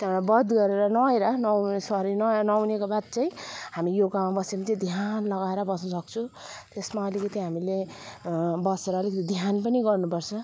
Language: Nepali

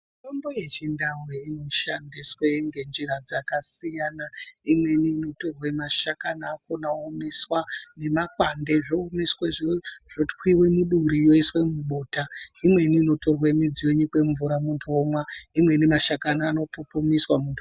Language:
Ndau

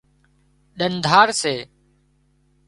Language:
Wadiyara Koli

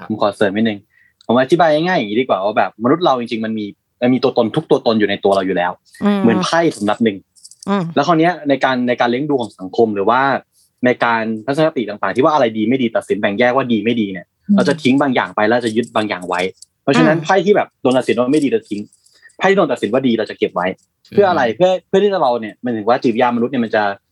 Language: Thai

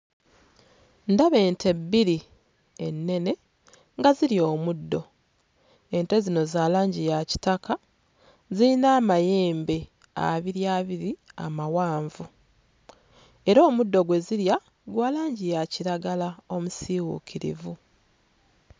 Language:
Ganda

